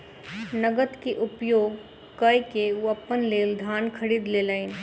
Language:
Maithili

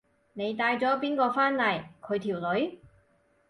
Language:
Cantonese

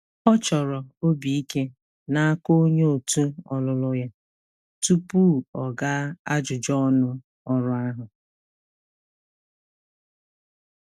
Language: Igbo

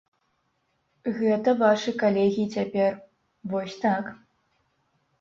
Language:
Belarusian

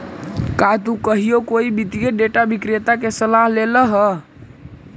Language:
Magahi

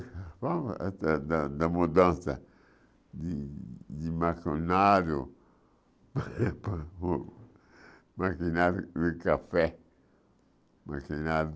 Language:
Portuguese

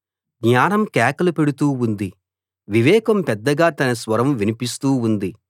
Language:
Telugu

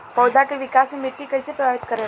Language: Bhojpuri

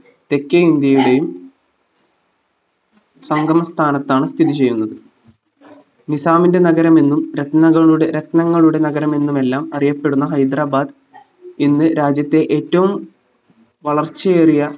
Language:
Malayalam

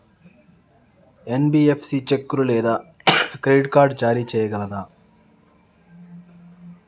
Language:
Telugu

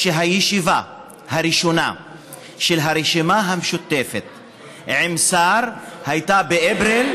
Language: Hebrew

